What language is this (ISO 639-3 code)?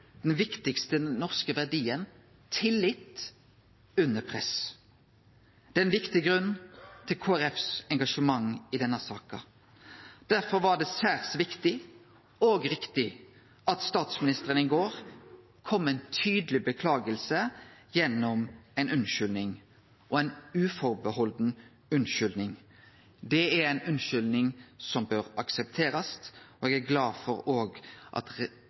nno